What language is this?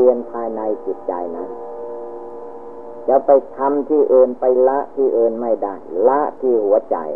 Thai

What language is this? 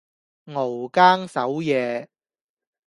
Cantonese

